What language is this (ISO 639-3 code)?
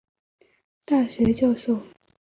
zho